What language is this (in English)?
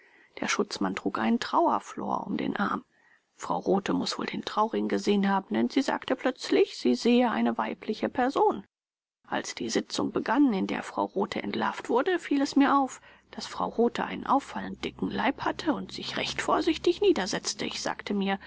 German